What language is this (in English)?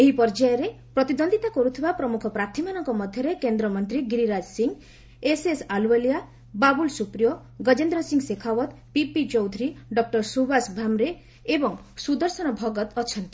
Odia